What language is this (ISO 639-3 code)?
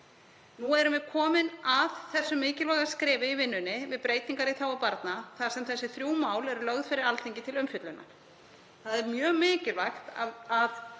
isl